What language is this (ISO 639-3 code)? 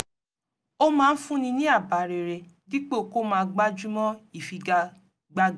yor